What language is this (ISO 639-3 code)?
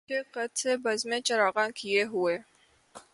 urd